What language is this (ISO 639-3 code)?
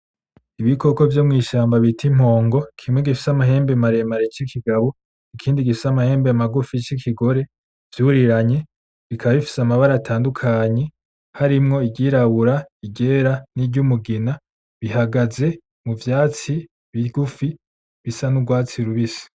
run